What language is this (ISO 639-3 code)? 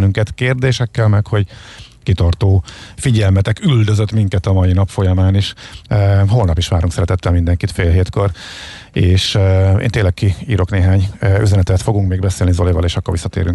hun